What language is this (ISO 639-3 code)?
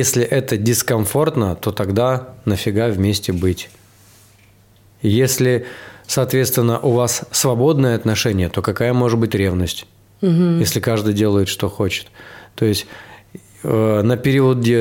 rus